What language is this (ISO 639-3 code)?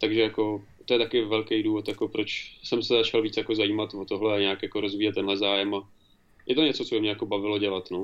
ces